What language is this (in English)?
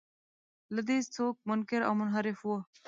Pashto